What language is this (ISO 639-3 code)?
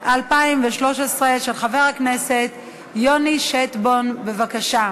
heb